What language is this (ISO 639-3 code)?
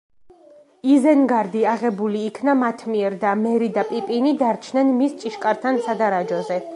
kat